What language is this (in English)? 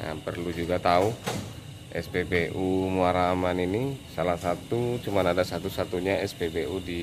Indonesian